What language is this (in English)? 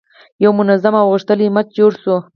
Pashto